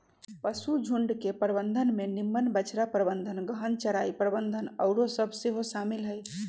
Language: Magahi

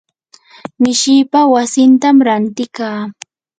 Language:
Yanahuanca Pasco Quechua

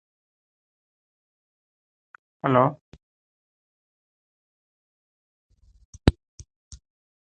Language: English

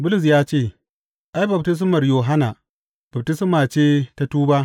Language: Hausa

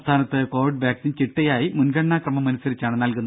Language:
Malayalam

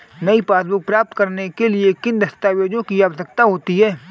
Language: Hindi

